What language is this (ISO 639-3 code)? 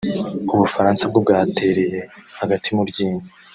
kin